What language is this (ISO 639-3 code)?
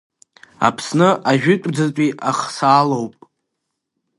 abk